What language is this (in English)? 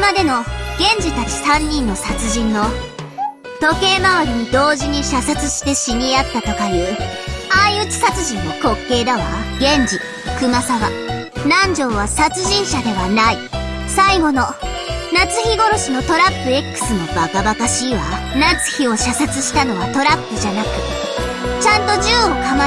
Japanese